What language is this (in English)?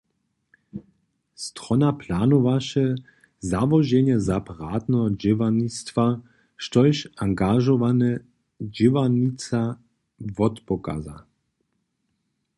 Upper Sorbian